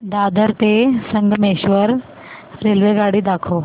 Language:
Marathi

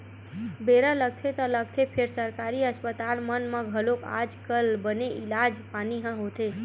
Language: Chhattisgarhi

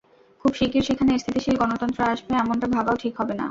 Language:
Bangla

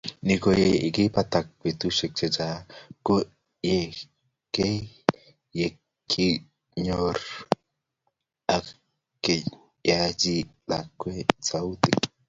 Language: Kalenjin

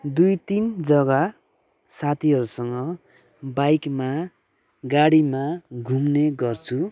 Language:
Nepali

